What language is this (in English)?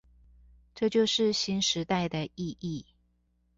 Chinese